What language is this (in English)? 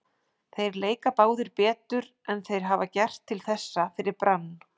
Icelandic